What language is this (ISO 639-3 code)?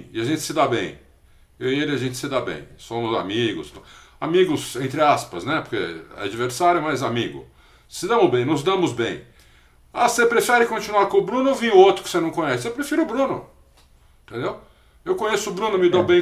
por